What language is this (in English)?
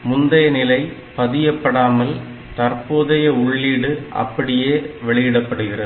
Tamil